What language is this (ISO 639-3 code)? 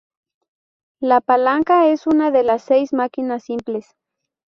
spa